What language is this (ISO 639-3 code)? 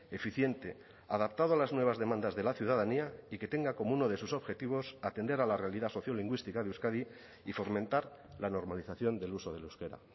spa